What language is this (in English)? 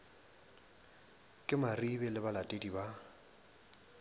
Northern Sotho